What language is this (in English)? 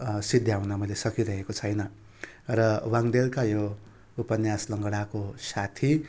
Nepali